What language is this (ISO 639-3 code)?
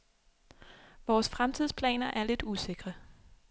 dan